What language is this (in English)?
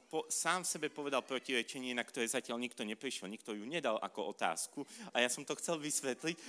Slovak